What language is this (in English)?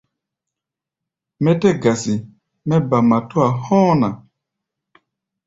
Gbaya